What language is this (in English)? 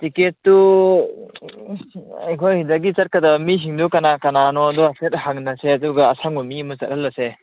Manipuri